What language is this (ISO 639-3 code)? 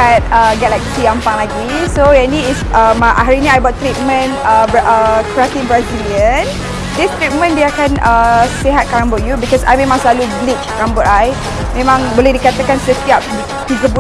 msa